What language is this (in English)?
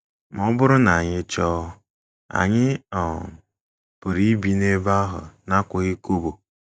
Igbo